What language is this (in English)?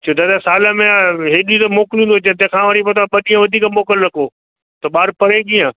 Sindhi